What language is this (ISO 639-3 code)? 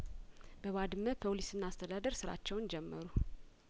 amh